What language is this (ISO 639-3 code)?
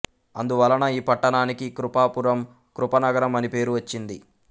tel